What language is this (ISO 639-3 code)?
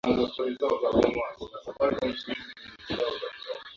swa